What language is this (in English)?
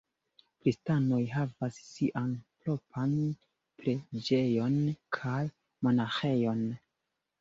Esperanto